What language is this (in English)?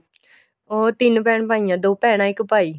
Punjabi